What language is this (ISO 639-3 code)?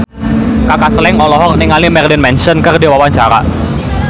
sun